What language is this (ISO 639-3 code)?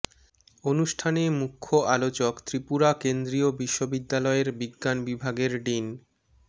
ben